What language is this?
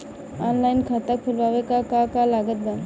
Bhojpuri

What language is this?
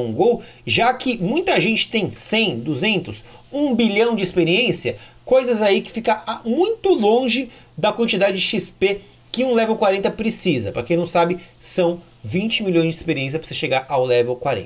Portuguese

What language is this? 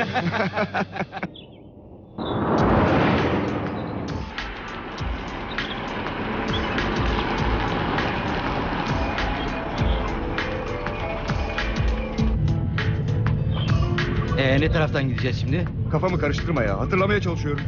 Turkish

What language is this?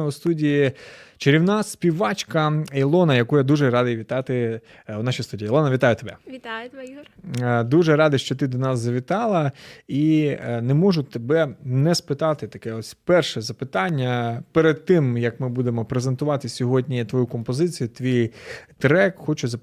Ukrainian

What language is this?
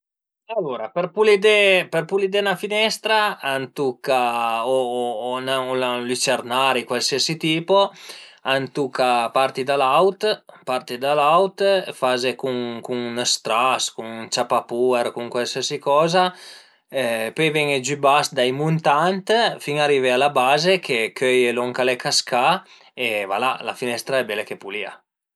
Piedmontese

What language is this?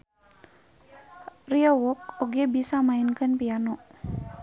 Sundanese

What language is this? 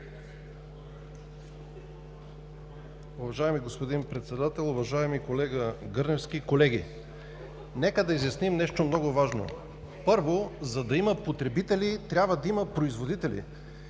Bulgarian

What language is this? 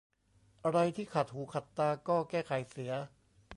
Thai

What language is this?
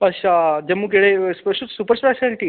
Dogri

